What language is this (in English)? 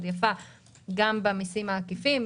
Hebrew